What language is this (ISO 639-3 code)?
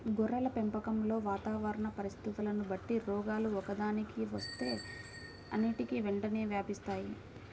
tel